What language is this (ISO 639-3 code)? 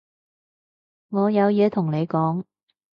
yue